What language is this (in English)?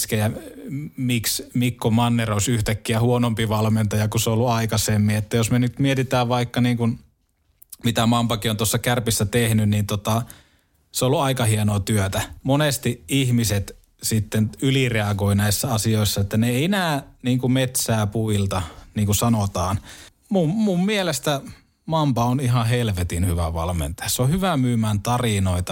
Finnish